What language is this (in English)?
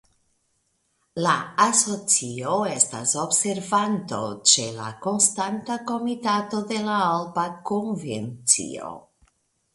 Esperanto